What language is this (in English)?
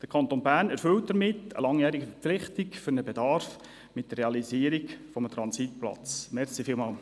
Swiss German